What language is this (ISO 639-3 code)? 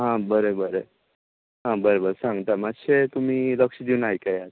kok